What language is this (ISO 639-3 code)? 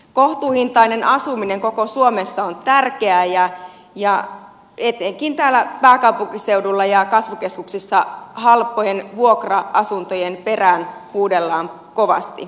fin